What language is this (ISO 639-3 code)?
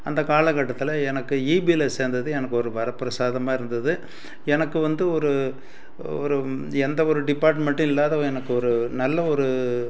tam